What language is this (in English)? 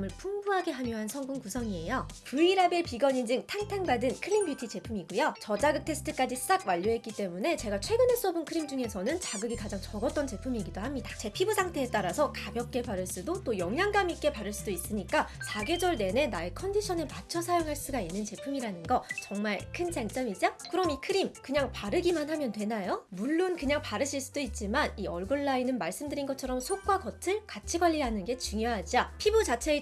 Korean